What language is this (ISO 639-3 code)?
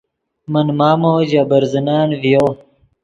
ydg